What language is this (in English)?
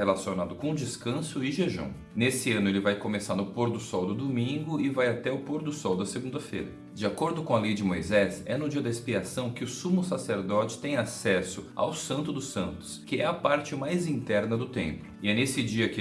Portuguese